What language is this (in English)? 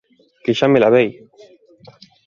Galician